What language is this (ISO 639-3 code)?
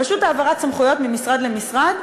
heb